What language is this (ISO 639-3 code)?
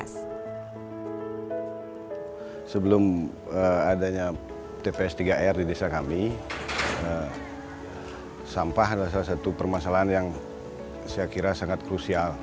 ind